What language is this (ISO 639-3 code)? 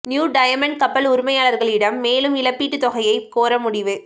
tam